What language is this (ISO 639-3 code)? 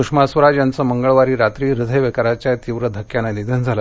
mar